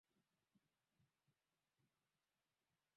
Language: Swahili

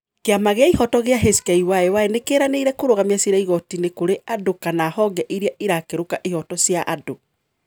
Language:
Kikuyu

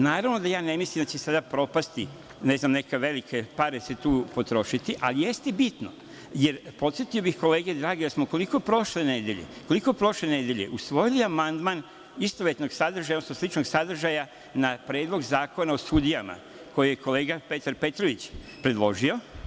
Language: Serbian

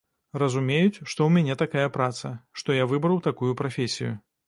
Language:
Belarusian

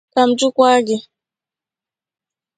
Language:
Igbo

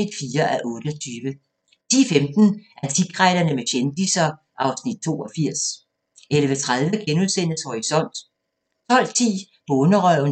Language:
Danish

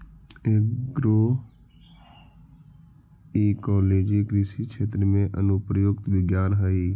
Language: Magahi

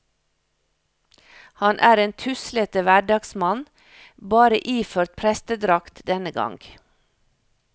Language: Norwegian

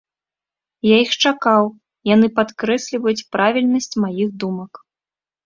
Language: Belarusian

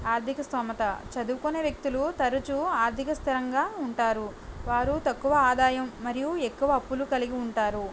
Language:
Telugu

